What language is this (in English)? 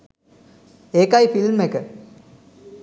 Sinhala